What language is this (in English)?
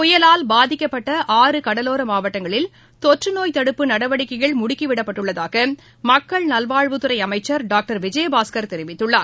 Tamil